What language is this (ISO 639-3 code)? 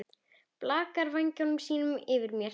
isl